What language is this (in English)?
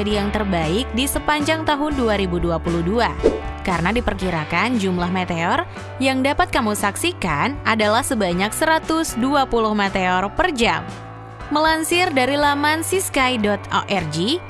Indonesian